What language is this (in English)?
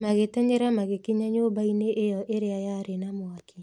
Kikuyu